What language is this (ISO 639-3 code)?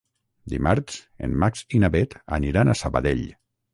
cat